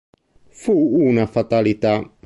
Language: Italian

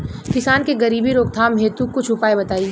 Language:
Bhojpuri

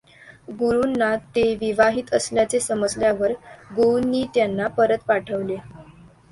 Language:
Marathi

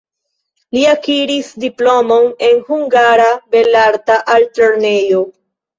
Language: Esperanto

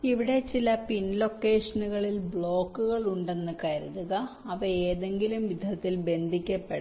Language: Malayalam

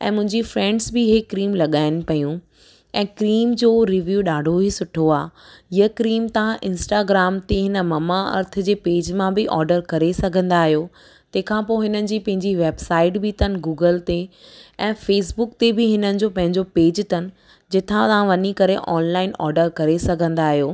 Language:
Sindhi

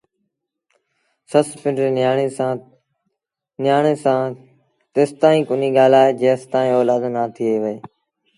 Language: Sindhi Bhil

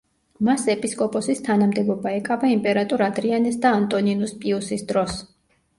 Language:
Georgian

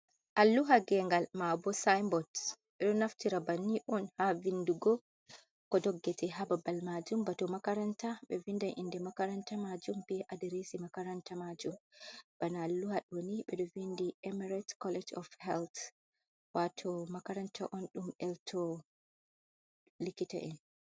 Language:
Fula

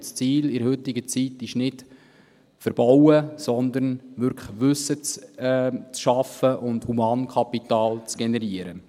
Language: Swiss German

